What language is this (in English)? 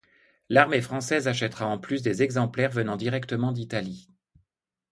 French